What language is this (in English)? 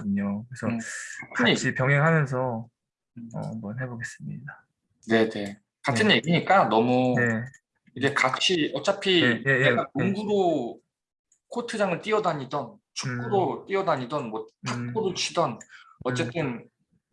Korean